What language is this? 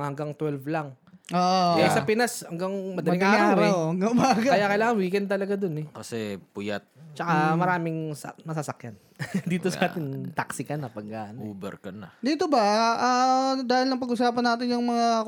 Filipino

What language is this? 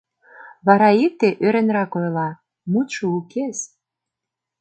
Mari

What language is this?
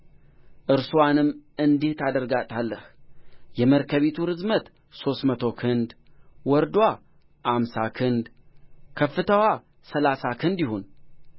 Amharic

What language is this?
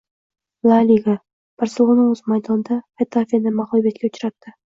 Uzbek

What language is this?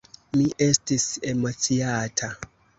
Esperanto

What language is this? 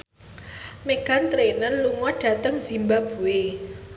Javanese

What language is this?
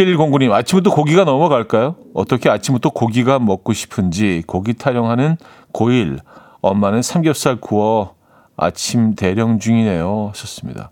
Korean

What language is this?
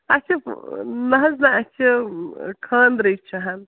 Kashmiri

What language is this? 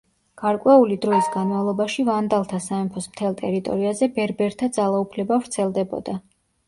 Georgian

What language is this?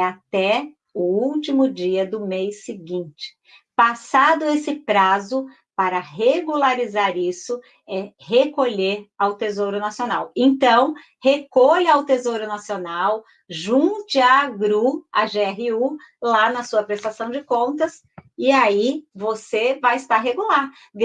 Portuguese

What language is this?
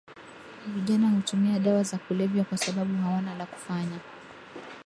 Swahili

